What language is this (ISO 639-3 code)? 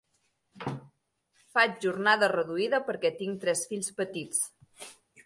cat